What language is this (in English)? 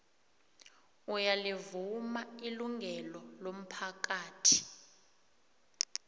South Ndebele